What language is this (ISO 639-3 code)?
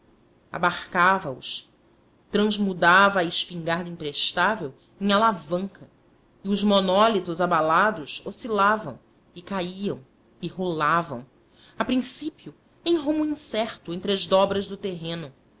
por